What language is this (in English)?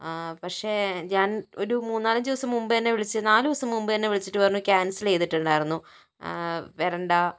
Malayalam